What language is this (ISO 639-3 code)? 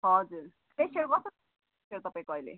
nep